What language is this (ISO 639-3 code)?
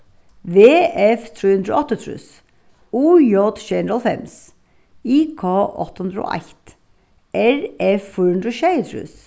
fao